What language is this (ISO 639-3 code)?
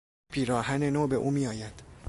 fas